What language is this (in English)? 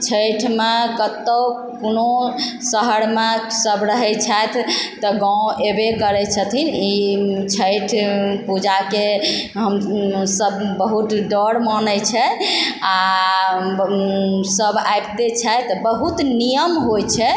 Maithili